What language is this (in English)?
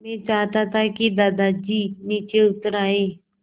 Hindi